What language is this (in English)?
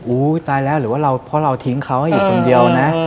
Thai